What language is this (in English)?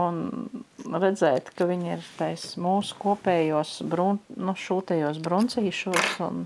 Latvian